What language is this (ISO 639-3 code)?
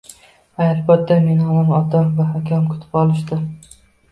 uzb